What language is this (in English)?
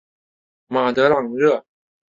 Chinese